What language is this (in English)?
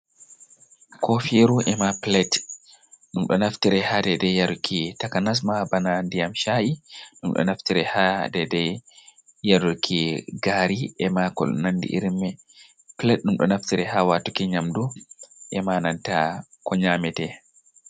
Fula